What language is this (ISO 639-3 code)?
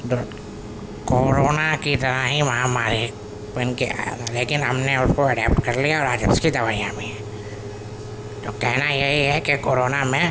urd